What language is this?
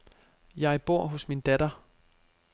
Danish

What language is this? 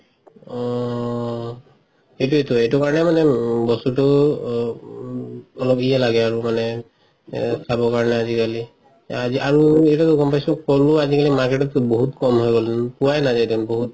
Assamese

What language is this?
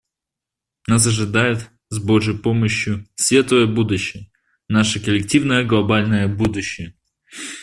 Russian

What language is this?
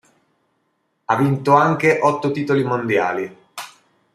Italian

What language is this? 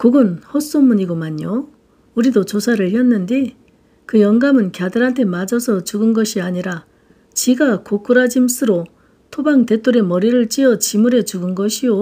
Korean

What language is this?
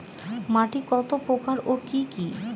Bangla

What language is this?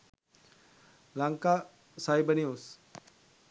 Sinhala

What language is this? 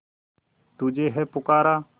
Hindi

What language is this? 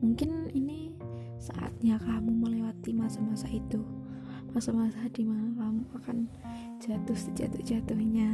Indonesian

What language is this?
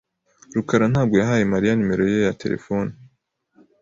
Kinyarwanda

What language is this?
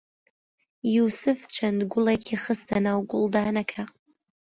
Central Kurdish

